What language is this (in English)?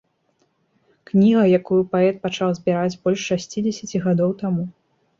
Belarusian